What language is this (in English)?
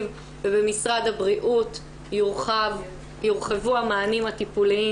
Hebrew